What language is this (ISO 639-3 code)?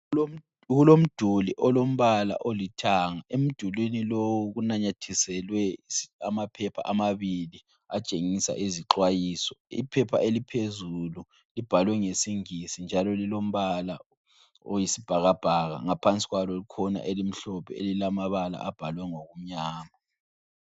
nde